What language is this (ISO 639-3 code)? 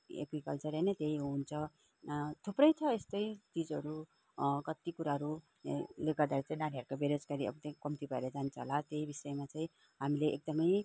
nep